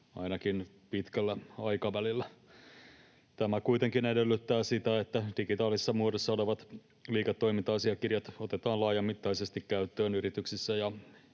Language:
Finnish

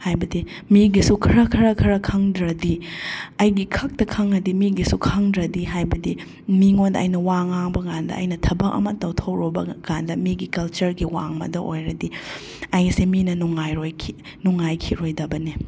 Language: Manipuri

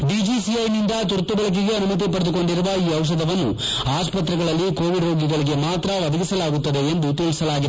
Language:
Kannada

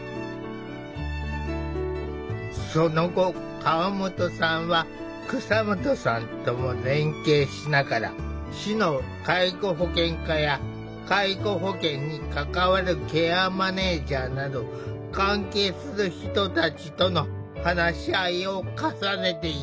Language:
Japanese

